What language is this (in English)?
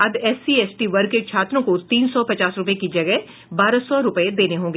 Hindi